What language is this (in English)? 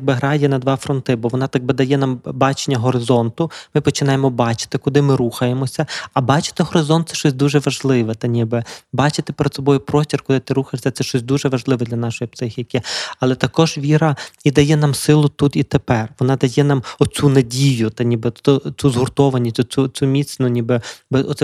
Ukrainian